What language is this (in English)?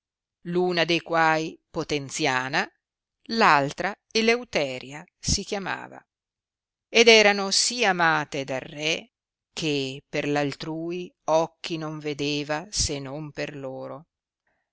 Italian